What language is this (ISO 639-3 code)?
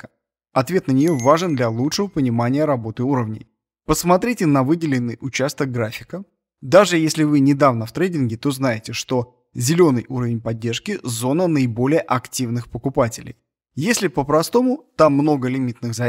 rus